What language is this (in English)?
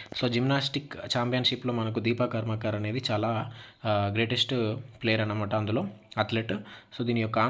Telugu